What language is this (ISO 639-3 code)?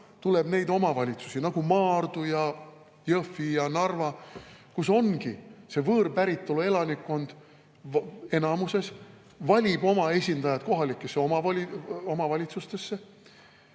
est